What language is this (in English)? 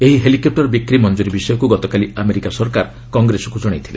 Odia